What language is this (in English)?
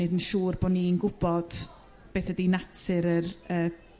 Welsh